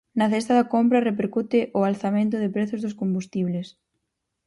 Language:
Galician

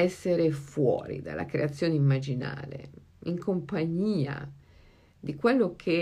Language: Italian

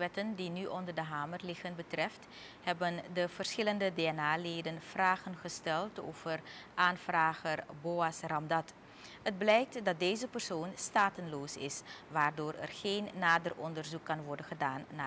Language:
Dutch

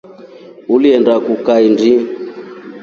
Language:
Rombo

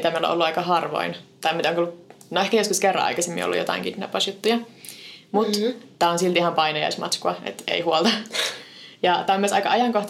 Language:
Finnish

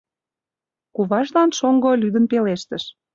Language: Mari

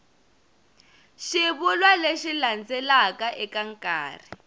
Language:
Tsonga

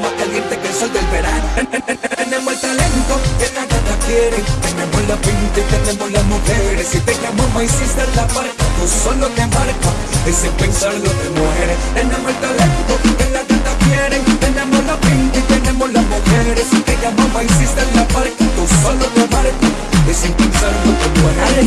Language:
Dutch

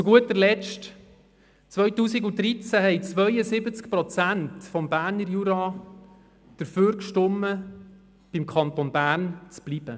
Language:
Swiss German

